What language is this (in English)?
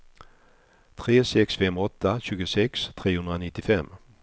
Swedish